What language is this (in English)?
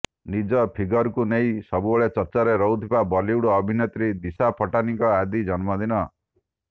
Odia